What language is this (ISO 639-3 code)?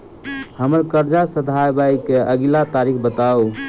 mai